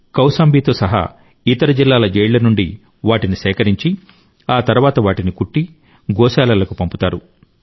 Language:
Telugu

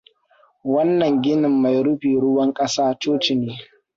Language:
Hausa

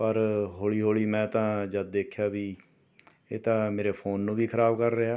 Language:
Punjabi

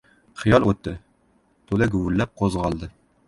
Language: Uzbek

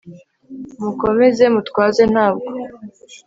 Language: Kinyarwanda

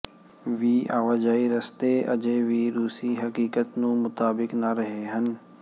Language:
Punjabi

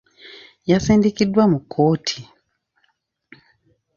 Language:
Ganda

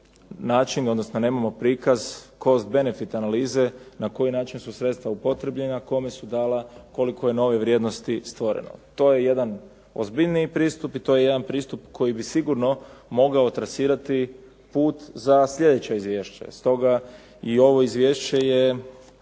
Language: Croatian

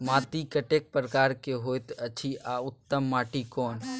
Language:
Maithili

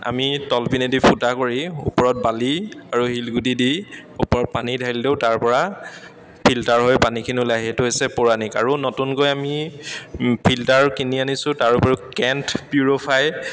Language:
Assamese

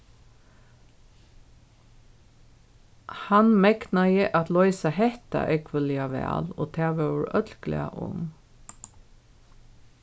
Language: Faroese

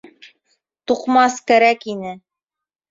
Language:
Bashkir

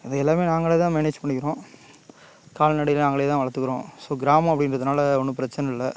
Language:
Tamil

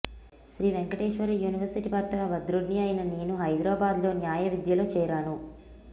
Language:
Telugu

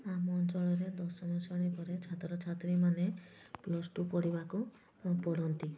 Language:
Odia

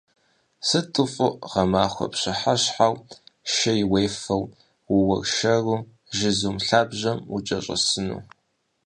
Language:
Kabardian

